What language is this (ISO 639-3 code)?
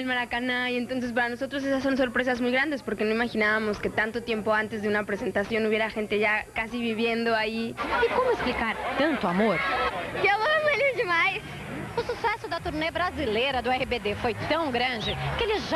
por